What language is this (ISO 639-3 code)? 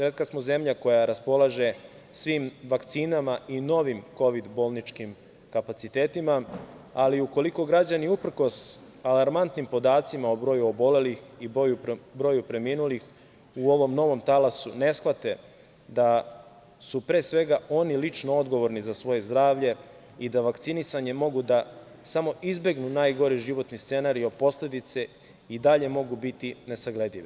srp